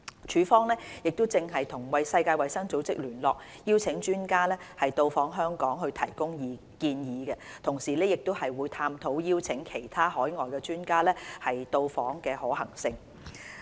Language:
Cantonese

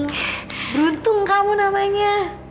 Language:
Indonesian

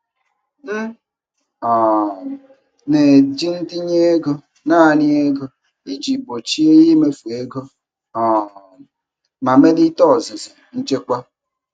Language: Igbo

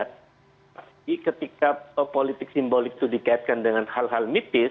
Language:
Indonesian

